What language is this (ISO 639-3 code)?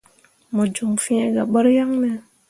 mua